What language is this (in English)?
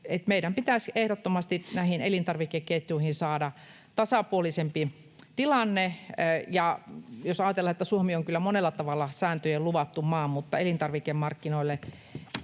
Finnish